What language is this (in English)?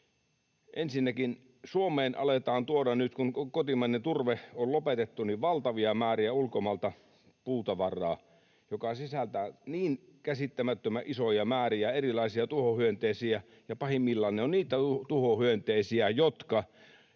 Finnish